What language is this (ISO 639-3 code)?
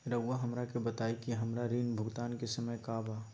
mag